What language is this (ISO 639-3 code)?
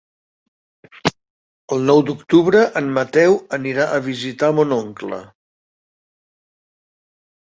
cat